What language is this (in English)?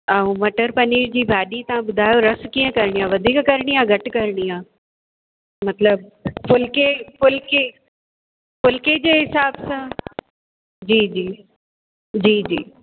Sindhi